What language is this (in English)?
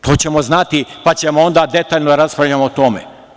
Serbian